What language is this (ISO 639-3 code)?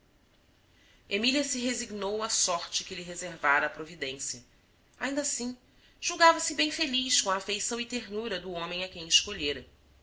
por